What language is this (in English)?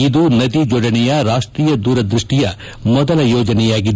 Kannada